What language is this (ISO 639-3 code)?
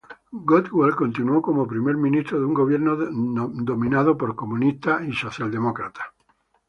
spa